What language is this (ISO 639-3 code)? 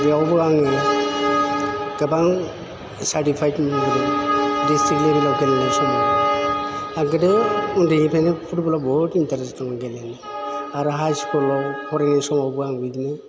brx